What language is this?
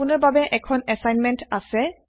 Assamese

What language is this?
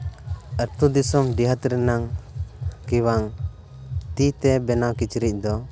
Santali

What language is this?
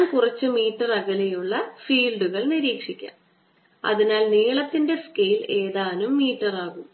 Malayalam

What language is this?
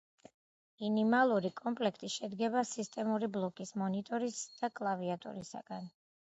Georgian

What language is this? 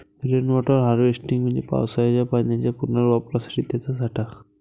Marathi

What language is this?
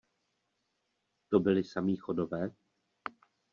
Czech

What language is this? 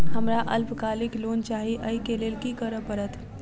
Maithili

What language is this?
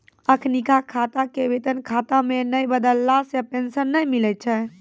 Maithili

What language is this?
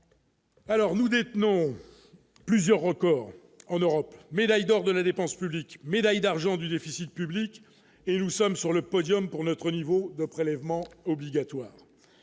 French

